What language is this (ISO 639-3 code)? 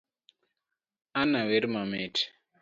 luo